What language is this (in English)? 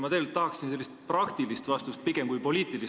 Estonian